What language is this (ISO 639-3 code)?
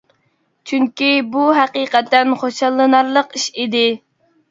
uig